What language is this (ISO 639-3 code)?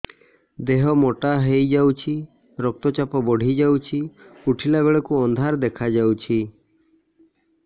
ori